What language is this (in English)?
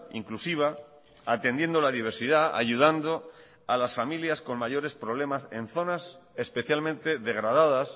Spanish